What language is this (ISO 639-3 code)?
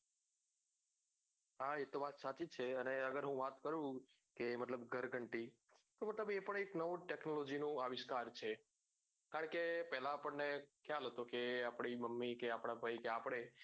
guj